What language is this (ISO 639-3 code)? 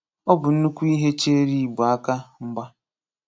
ibo